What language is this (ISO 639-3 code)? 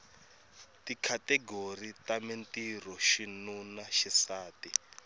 tso